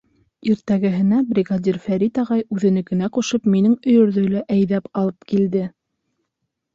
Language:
Bashkir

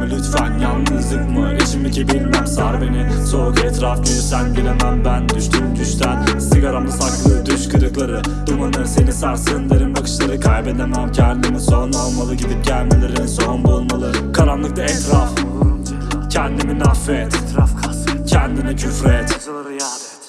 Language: Turkish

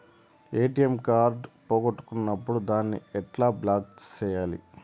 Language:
Telugu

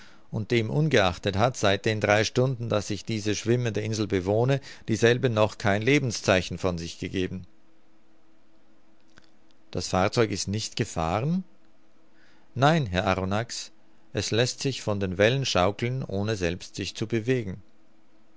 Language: German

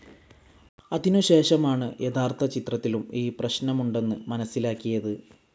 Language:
Malayalam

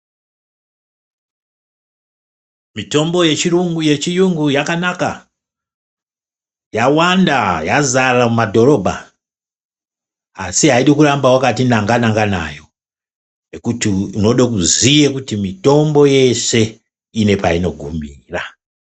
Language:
Ndau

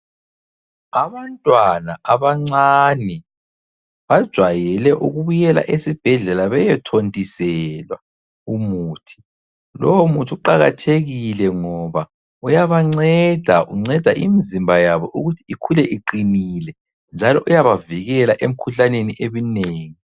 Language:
North Ndebele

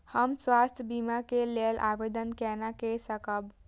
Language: Maithili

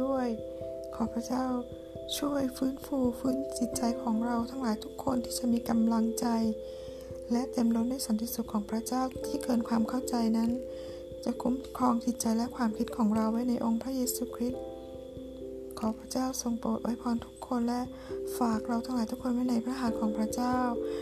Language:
Thai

